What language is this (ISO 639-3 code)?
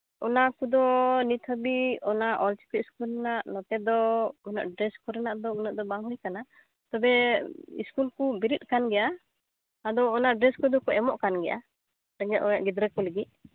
sat